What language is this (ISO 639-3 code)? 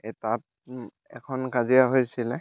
asm